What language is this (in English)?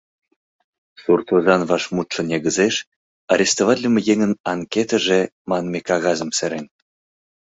Mari